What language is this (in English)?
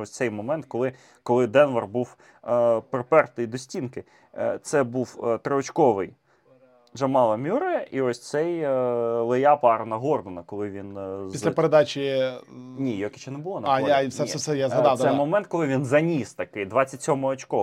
Ukrainian